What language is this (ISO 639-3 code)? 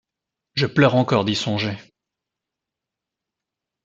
fra